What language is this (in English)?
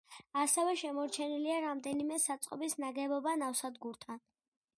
Georgian